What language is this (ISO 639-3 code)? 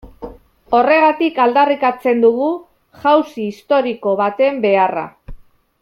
eus